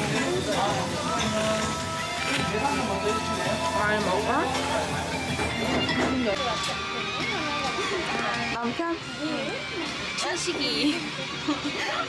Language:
Korean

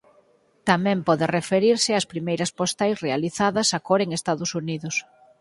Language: Galician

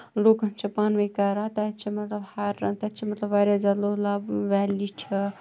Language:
Kashmiri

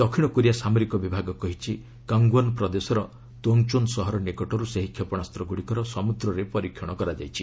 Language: Odia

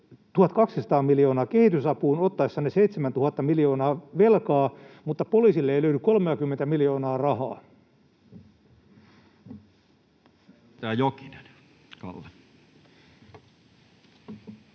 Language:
Finnish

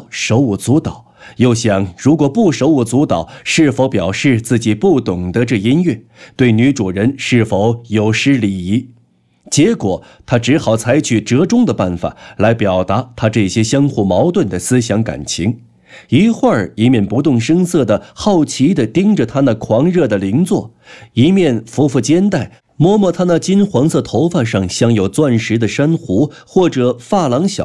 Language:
Chinese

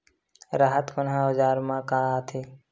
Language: Chhattisgarhi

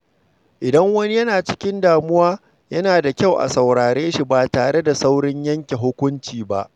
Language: Hausa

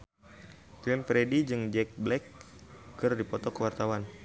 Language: Sundanese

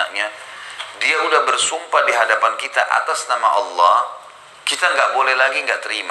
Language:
Indonesian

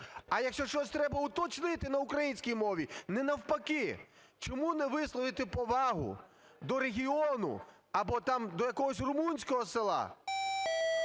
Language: Ukrainian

